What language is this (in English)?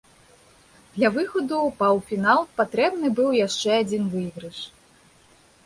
Belarusian